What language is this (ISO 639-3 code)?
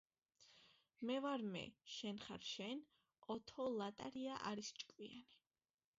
kat